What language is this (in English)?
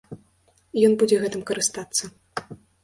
Belarusian